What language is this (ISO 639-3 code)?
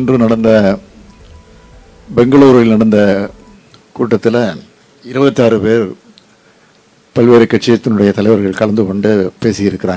ron